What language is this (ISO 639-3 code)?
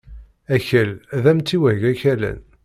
kab